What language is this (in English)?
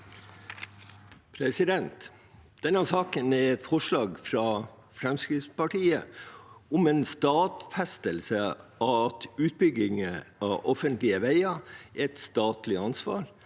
Norwegian